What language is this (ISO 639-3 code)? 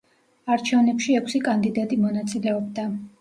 kat